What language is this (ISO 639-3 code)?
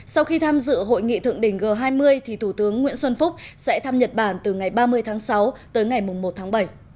vie